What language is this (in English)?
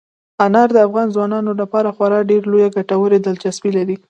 Pashto